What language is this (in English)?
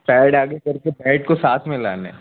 Urdu